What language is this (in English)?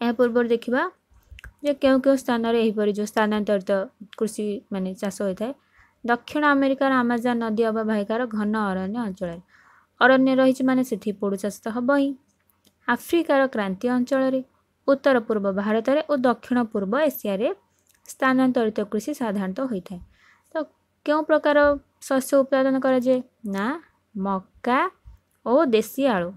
Hindi